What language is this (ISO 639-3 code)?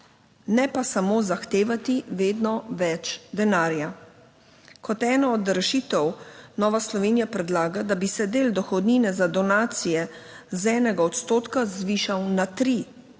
slv